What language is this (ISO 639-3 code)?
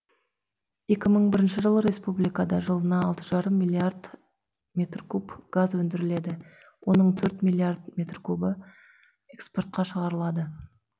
kaz